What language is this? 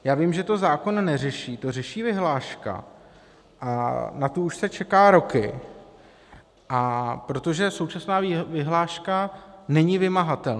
Czech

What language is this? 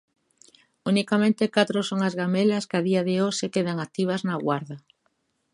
Galician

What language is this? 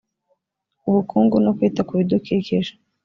Kinyarwanda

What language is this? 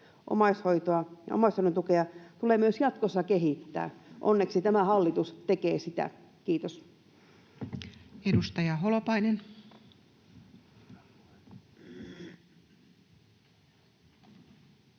Finnish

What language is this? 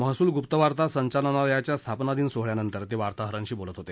Marathi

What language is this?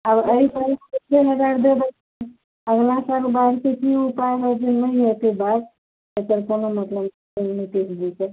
Maithili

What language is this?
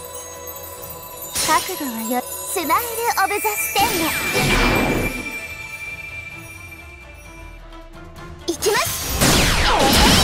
Japanese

